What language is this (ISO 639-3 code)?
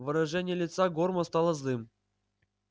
rus